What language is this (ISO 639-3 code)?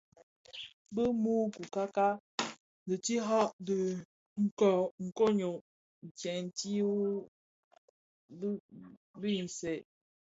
ksf